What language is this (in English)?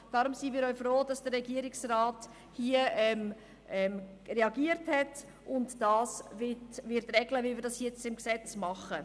Swiss German